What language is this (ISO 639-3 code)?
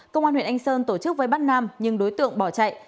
vie